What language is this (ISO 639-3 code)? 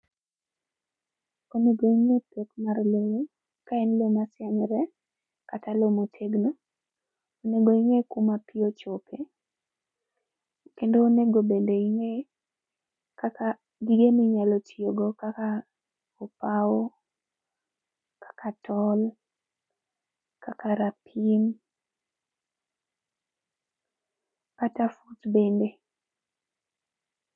luo